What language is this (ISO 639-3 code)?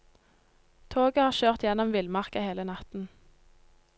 nor